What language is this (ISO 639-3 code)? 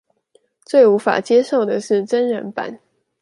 zho